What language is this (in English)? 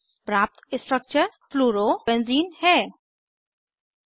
Hindi